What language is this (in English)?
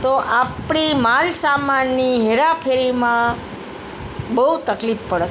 Gujarati